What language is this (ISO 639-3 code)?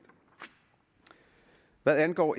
dan